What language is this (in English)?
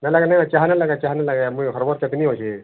Odia